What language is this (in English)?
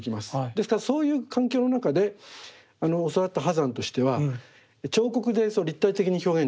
Japanese